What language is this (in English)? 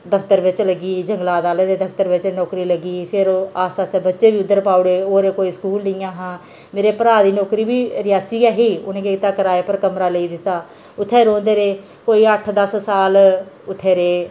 Dogri